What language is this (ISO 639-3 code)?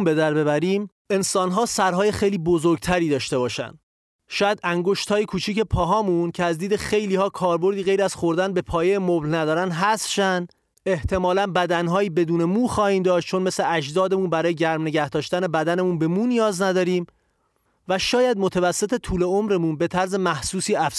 fas